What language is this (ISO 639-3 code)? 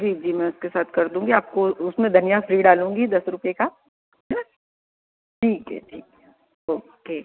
hin